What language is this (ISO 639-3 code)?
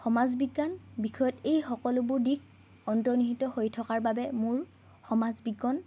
asm